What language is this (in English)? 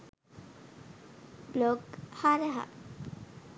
Sinhala